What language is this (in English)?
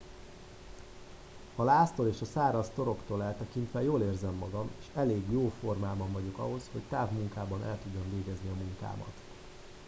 Hungarian